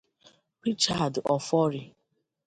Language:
Igbo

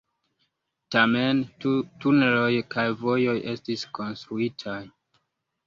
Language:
Esperanto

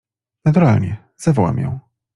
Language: Polish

